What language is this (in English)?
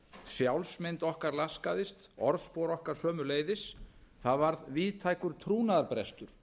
Icelandic